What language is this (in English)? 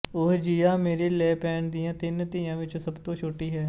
Punjabi